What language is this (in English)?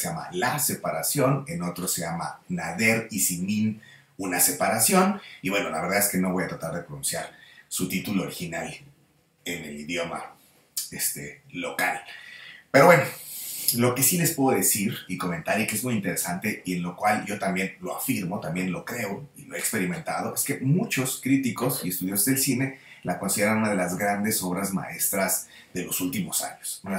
Spanish